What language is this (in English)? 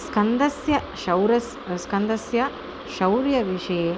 Sanskrit